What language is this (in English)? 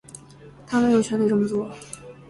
Chinese